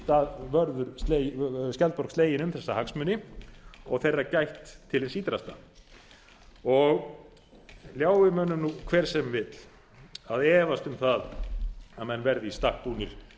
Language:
Icelandic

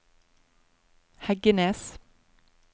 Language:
Norwegian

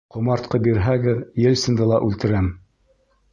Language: Bashkir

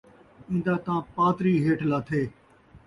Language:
Saraiki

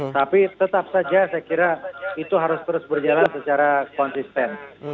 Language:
Indonesian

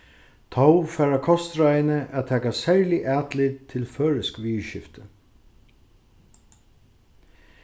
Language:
Faroese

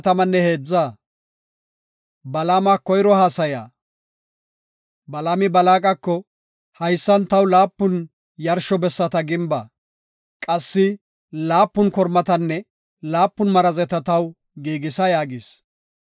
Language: Gofa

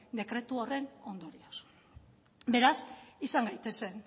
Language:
Basque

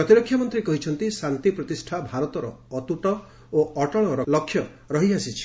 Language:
Odia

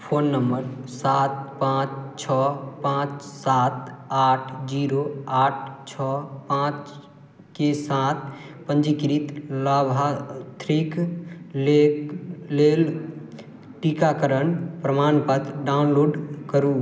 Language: Maithili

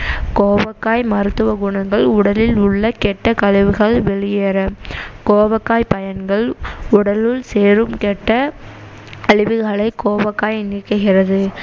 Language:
Tamil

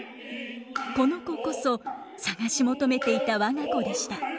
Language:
Japanese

